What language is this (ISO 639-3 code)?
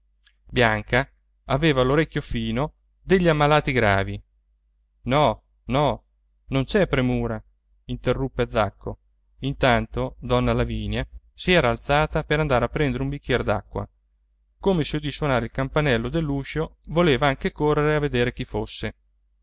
ita